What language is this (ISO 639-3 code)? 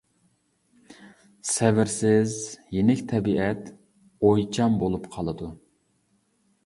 uig